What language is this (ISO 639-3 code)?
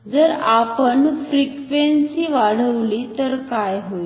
mar